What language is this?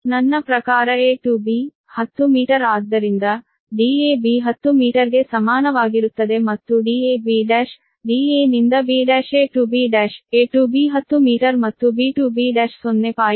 Kannada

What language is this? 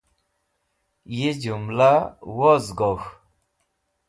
Wakhi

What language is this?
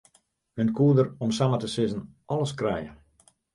Western Frisian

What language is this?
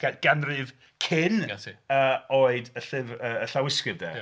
Welsh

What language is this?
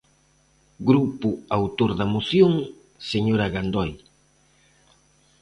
Galician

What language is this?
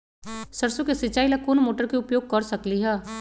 Magahi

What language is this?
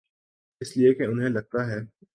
Urdu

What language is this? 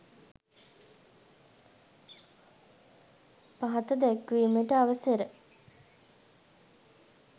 Sinhala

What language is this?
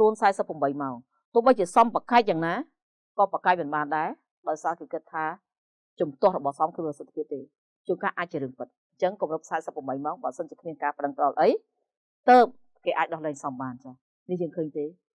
Vietnamese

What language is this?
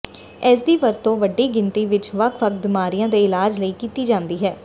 Punjabi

